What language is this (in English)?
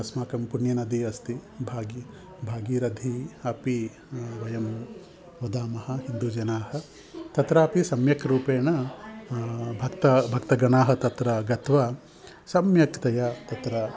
Sanskrit